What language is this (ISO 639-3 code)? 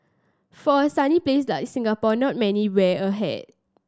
eng